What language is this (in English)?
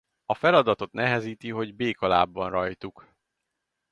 Hungarian